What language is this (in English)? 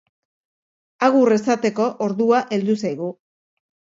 Basque